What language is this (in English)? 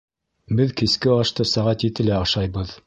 Bashkir